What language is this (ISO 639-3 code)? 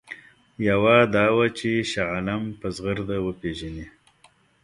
pus